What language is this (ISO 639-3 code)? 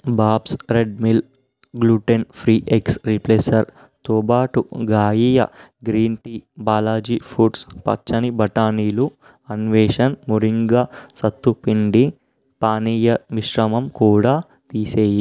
tel